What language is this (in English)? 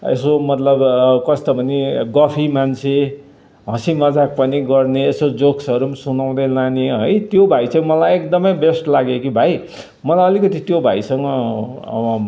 Nepali